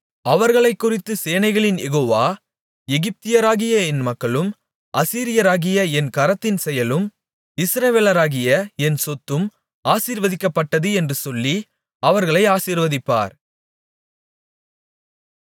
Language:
Tamil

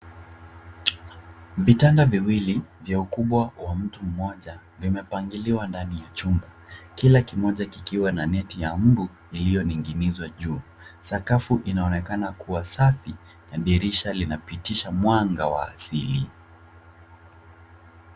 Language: Swahili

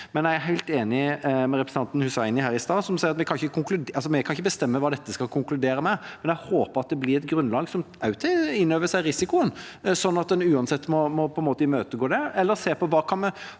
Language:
Norwegian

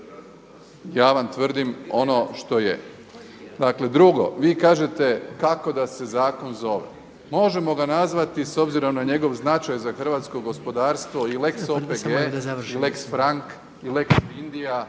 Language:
Croatian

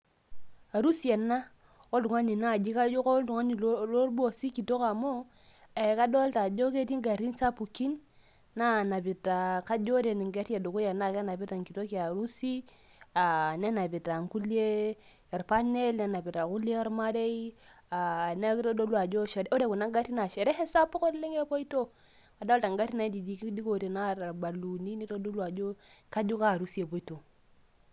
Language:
Masai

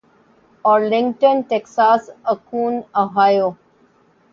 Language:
Urdu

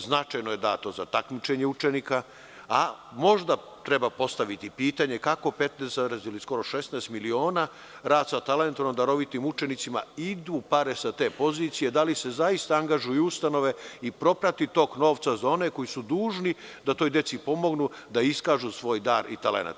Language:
Serbian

